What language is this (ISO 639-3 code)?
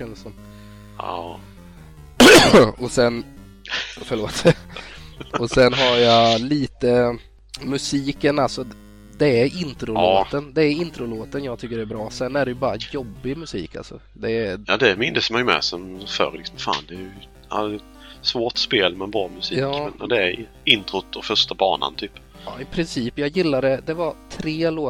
swe